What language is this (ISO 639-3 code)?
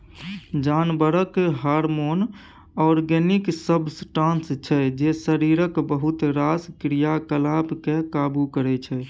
mai